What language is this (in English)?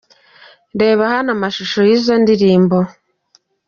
Kinyarwanda